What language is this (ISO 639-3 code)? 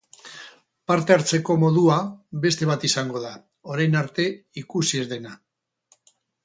eus